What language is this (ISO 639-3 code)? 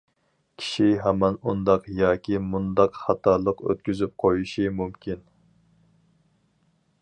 uig